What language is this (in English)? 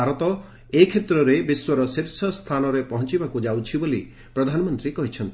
Odia